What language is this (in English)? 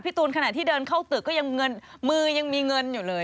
Thai